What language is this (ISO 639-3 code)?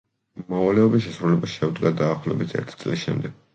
kat